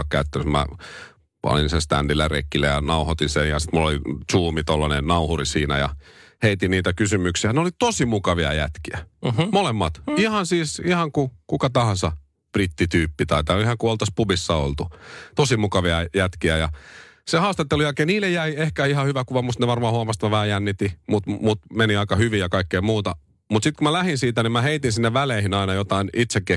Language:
Finnish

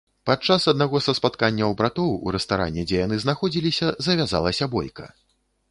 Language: Belarusian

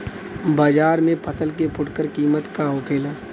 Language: Bhojpuri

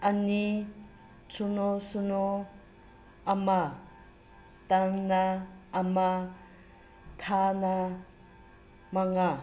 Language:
Manipuri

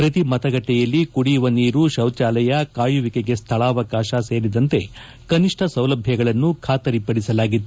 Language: Kannada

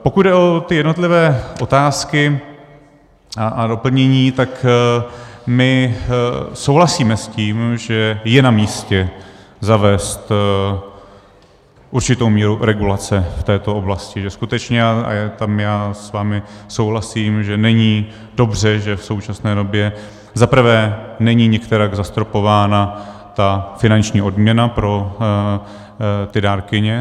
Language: Czech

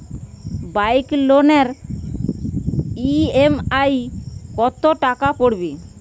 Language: Bangla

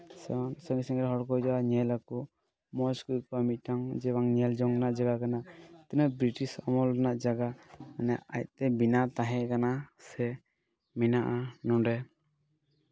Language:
Santali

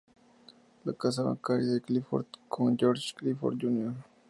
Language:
Spanish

